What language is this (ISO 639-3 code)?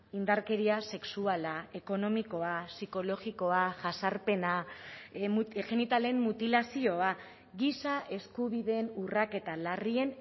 eus